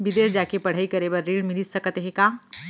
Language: Chhattisgarhi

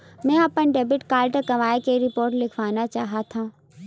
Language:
Chhattisgarhi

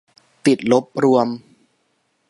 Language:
Thai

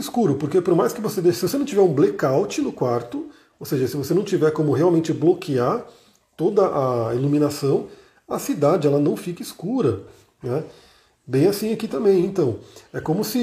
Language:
Portuguese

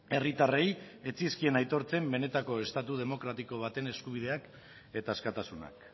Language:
Basque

